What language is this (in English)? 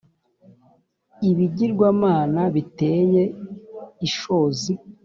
Kinyarwanda